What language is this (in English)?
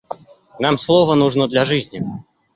Russian